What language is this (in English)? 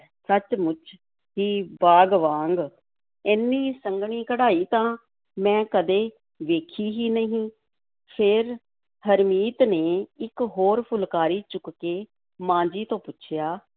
Punjabi